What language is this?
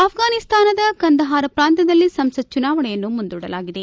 Kannada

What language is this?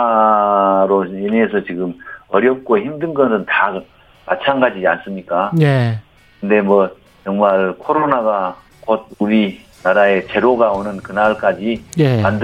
Korean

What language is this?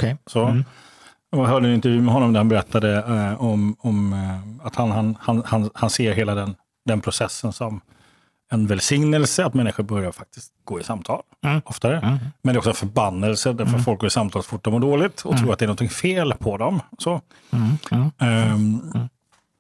Swedish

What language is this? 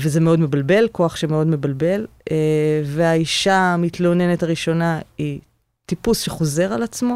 Hebrew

